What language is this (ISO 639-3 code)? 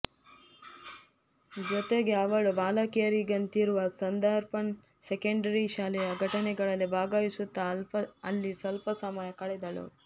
kan